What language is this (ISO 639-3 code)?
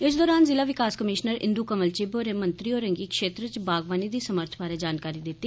doi